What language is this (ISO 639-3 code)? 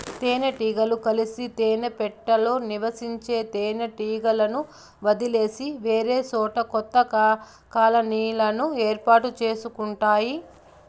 tel